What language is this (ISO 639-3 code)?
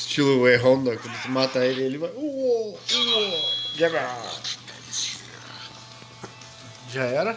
por